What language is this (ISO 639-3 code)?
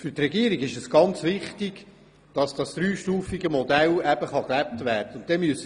gsw